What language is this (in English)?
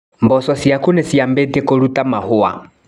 Kikuyu